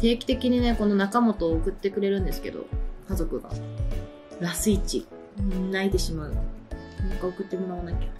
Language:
Japanese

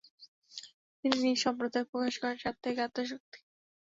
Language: Bangla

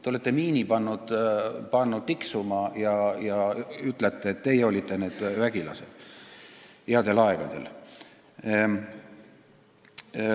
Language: Estonian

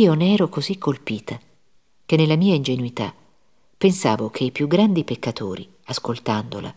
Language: Italian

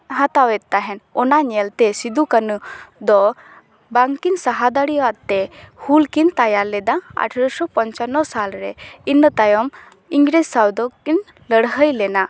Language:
Santali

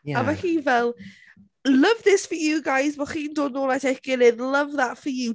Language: Welsh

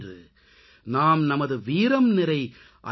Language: Tamil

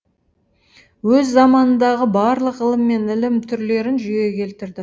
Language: Kazakh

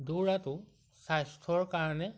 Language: Assamese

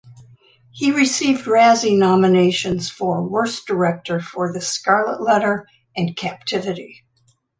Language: English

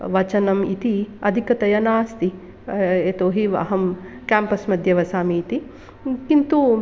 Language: Sanskrit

